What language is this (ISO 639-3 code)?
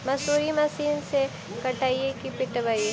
mag